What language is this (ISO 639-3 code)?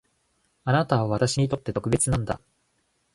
jpn